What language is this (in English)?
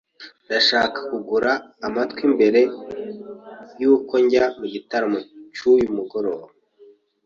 Kinyarwanda